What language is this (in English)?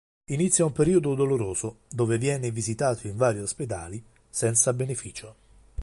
Italian